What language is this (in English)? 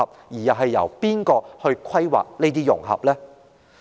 Cantonese